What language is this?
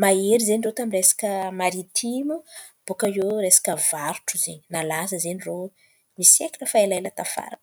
Antankarana Malagasy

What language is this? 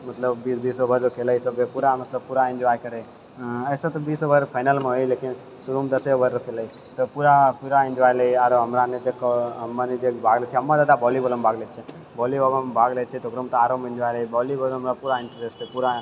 Maithili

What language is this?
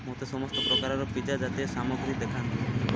Odia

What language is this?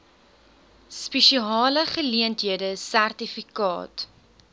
Afrikaans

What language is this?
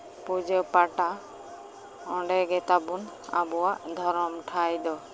Santali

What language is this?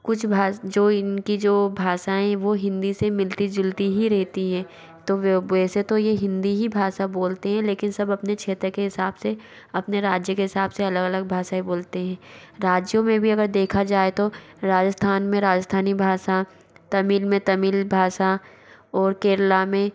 Hindi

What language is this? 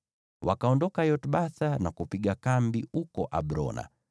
Swahili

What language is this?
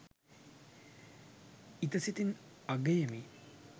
Sinhala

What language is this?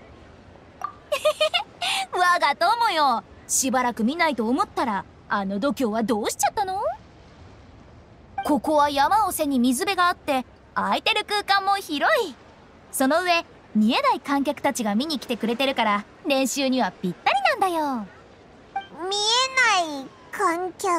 Japanese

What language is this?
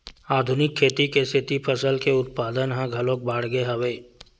Chhattisgarhi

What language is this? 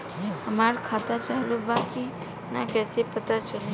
Bhojpuri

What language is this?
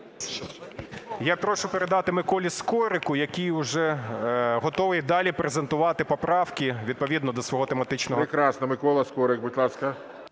Ukrainian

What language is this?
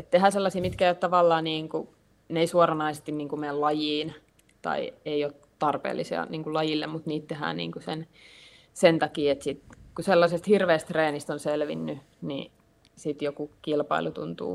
Finnish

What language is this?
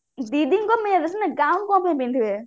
Odia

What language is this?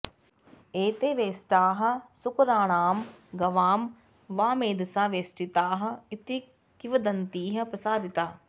Sanskrit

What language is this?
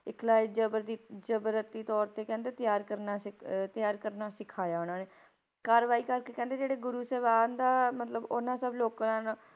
Punjabi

